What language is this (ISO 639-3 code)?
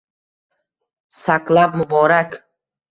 uzb